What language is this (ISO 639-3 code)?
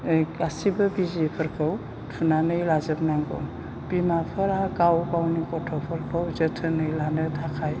brx